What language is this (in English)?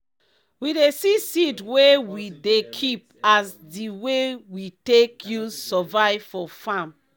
Nigerian Pidgin